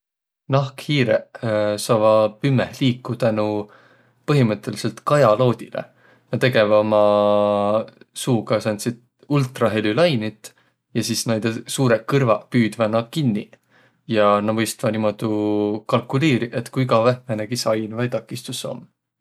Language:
Võro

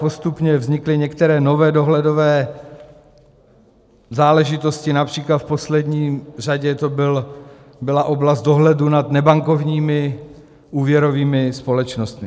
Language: Czech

